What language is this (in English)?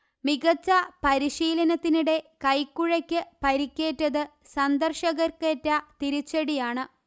Malayalam